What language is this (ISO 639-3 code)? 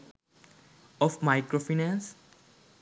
sin